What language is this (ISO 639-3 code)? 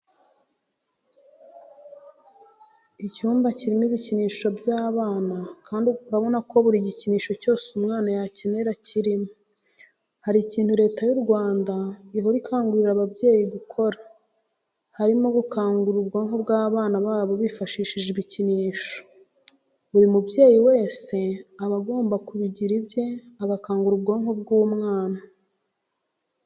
kin